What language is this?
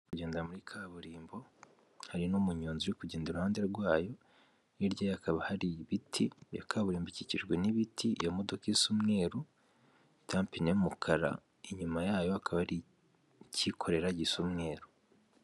Kinyarwanda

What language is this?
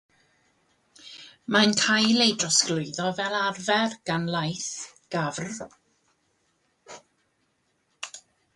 Welsh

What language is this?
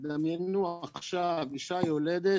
Hebrew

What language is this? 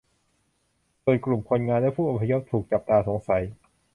Thai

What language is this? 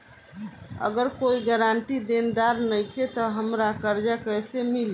Bhojpuri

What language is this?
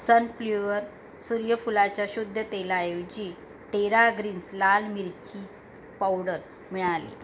Marathi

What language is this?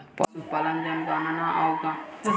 Bhojpuri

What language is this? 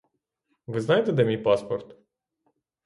Ukrainian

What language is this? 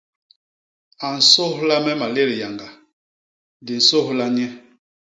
Basaa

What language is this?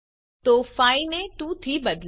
Gujarati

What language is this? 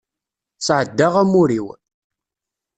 Kabyle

